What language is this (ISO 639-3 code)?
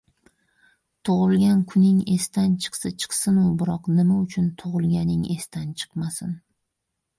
uzb